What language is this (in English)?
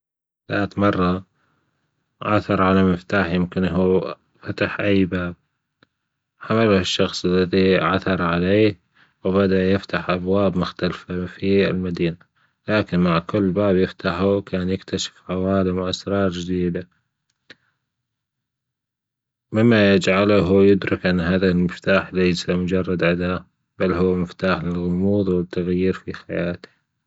Gulf Arabic